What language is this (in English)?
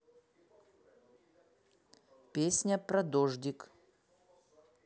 Russian